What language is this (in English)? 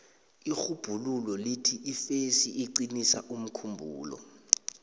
South Ndebele